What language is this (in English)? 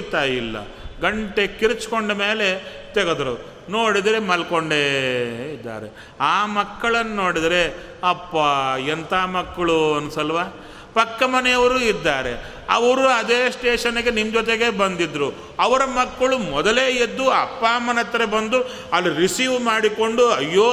Kannada